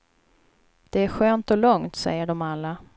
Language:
Swedish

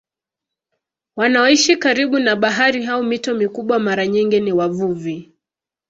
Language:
Swahili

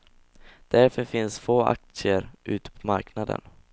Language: Swedish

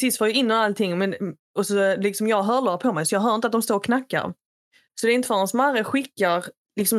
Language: Swedish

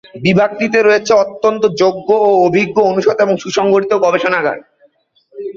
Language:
Bangla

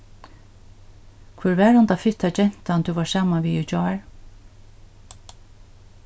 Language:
Faroese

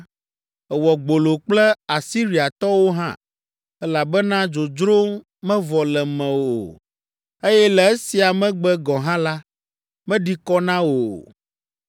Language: Ewe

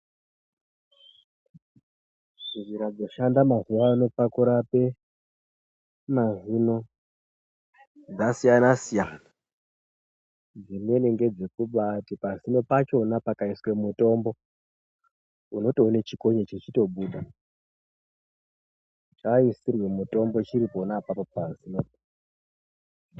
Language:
Ndau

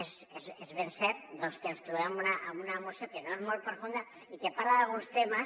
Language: Catalan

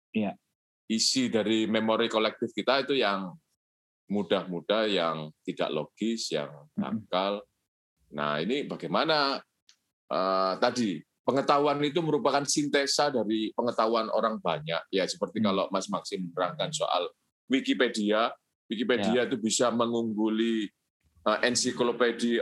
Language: Indonesian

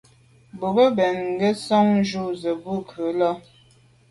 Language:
Medumba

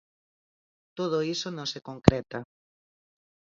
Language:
Galician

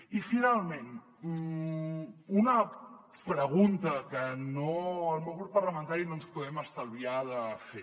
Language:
Catalan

